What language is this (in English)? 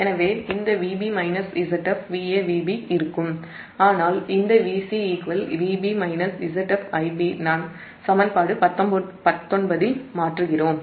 Tamil